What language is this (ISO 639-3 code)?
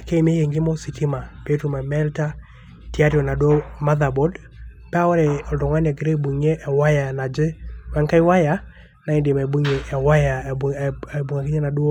mas